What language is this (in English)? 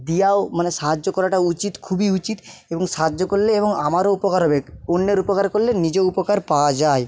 Bangla